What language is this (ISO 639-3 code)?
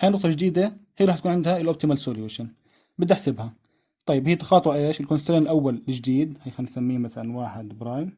ara